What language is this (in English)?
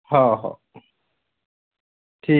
Marathi